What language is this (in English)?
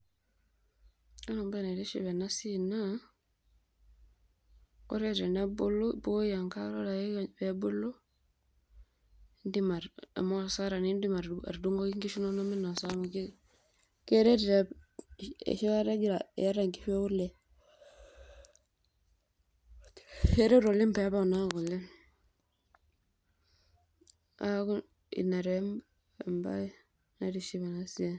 Masai